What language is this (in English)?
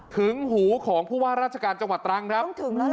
Thai